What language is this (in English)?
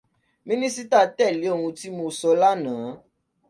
Yoruba